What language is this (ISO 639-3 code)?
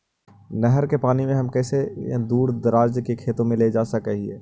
mag